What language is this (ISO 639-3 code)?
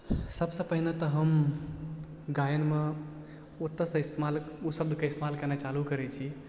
mai